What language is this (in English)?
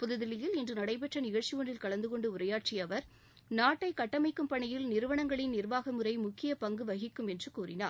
Tamil